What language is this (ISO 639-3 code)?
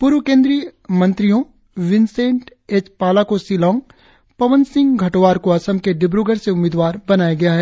hin